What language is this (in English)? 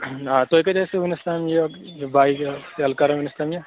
Kashmiri